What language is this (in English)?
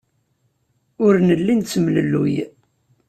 Kabyle